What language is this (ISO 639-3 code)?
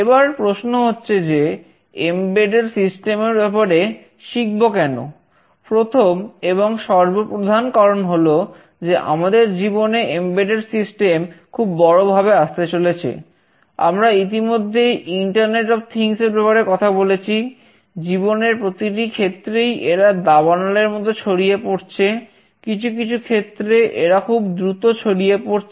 ben